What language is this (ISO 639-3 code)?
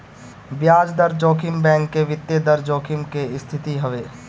bho